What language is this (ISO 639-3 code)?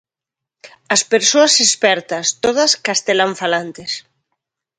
glg